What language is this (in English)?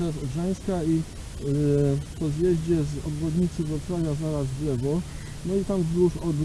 Polish